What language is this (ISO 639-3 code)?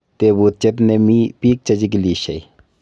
kln